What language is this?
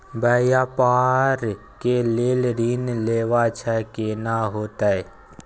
Maithili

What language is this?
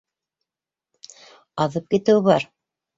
Bashkir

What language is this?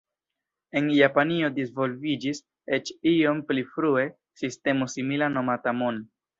Esperanto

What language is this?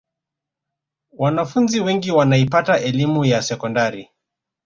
Swahili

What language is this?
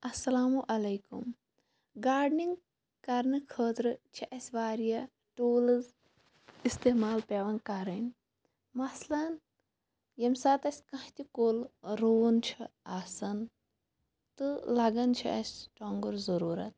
Kashmiri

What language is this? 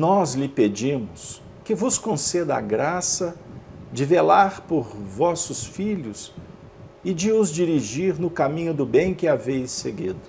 Portuguese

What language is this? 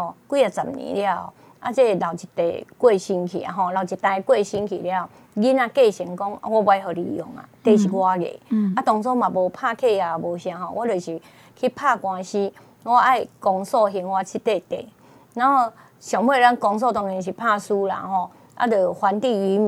Chinese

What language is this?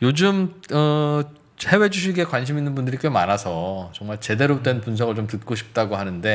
Korean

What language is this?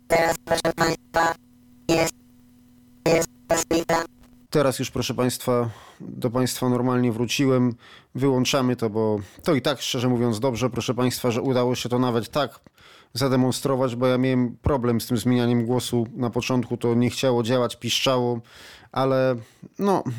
Polish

